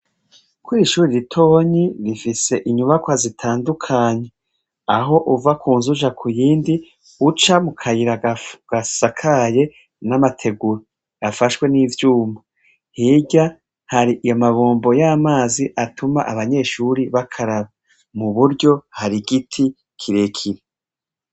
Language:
Rundi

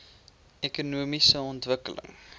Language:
Afrikaans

